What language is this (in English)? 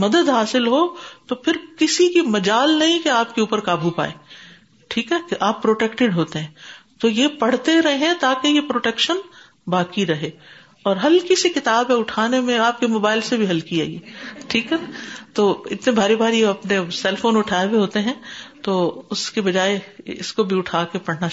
Urdu